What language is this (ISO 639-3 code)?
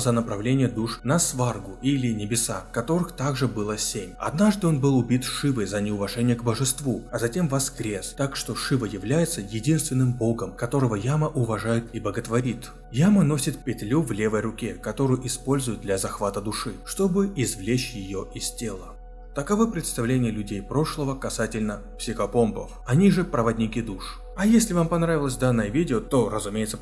rus